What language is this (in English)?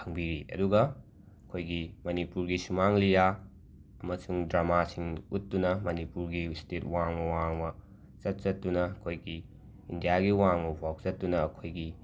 Manipuri